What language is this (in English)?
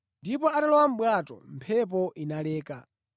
Nyanja